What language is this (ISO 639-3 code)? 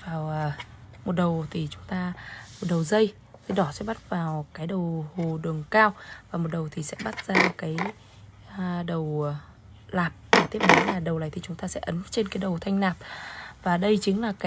vie